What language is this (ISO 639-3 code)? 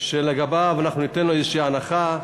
heb